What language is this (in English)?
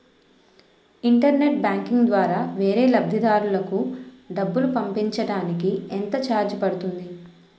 Telugu